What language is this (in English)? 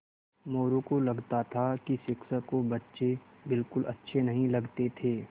Hindi